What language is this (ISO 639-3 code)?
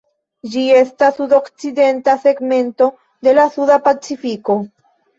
epo